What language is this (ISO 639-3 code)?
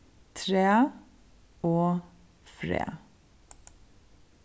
fao